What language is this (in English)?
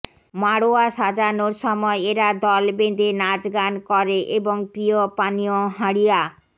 Bangla